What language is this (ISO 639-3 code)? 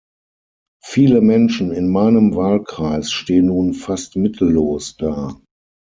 deu